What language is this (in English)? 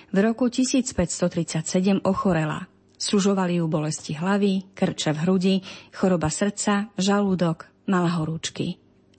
Slovak